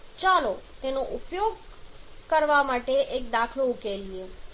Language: Gujarati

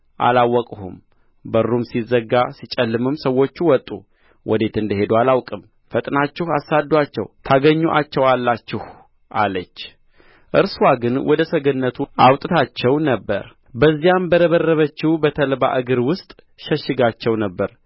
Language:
Amharic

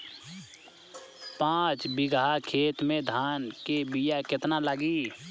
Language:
Bhojpuri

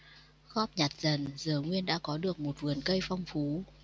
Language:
Vietnamese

